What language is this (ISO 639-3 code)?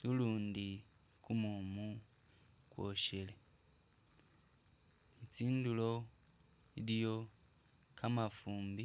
myx